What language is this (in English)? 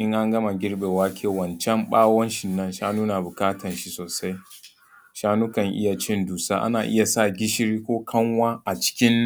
Hausa